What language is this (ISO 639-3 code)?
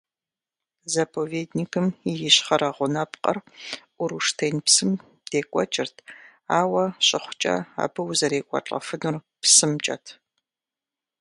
kbd